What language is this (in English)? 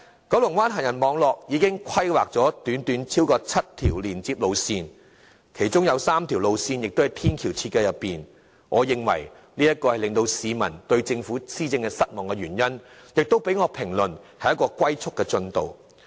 Cantonese